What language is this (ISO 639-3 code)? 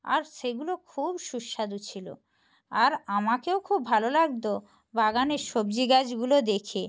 ben